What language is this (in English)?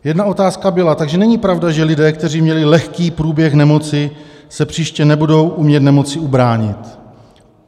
Czech